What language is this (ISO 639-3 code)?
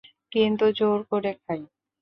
ben